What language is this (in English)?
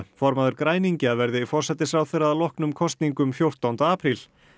Icelandic